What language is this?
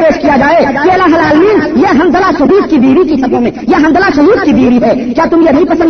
Urdu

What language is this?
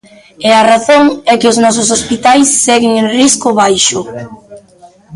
Galician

